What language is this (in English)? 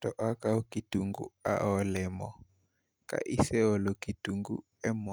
Luo (Kenya and Tanzania)